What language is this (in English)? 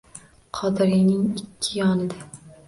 Uzbek